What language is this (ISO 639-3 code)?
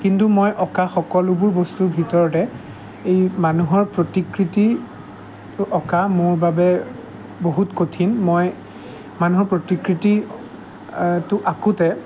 asm